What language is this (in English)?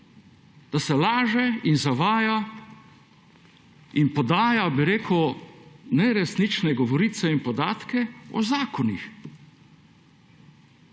Slovenian